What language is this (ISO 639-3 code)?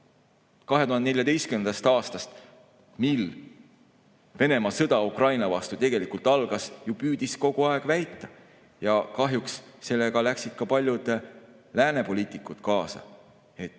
est